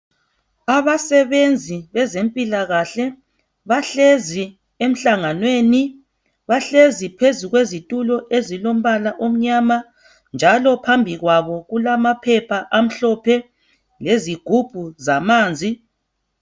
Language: North Ndebele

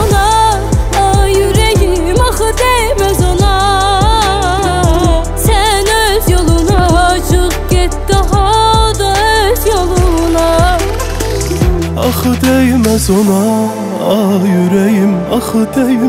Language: Turkish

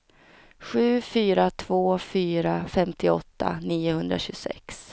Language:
Swedish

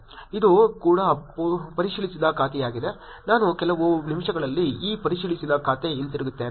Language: Kannada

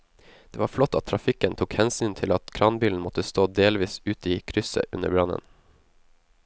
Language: Norwegian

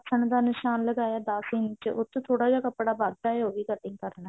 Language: Punjabi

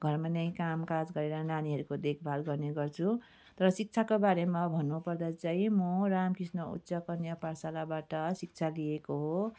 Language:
Nepali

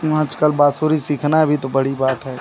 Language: Hindi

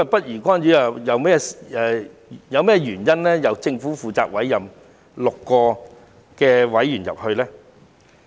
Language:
Cantonese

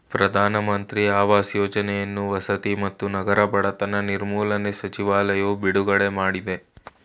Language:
Kannada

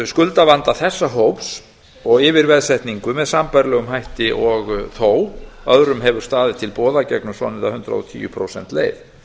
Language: Icelandic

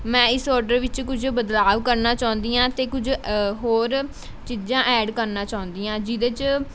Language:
Punjabi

